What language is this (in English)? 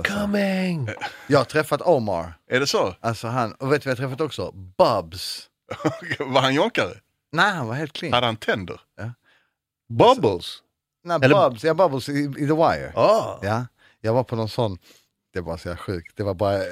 Swedish